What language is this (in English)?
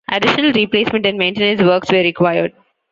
English